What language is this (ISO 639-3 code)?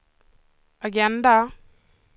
swe